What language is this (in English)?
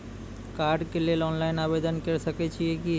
Maithili